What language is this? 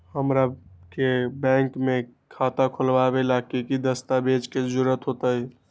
Magahi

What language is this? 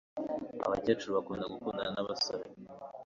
Kinyarwanda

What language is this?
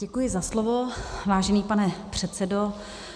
Czech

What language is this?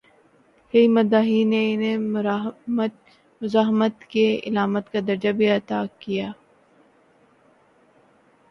Urdu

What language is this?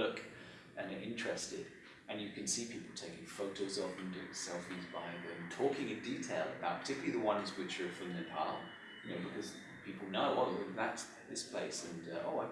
English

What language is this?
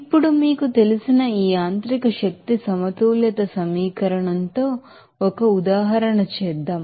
Telugu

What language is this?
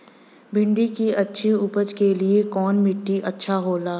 Bhojpuri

